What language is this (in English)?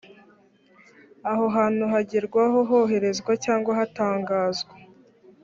Kinyarwanda